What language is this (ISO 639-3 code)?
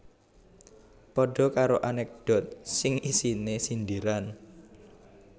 jav